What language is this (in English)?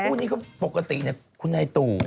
Thai